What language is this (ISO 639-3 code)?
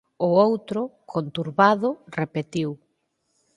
glg